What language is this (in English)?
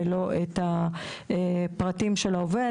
Hebrew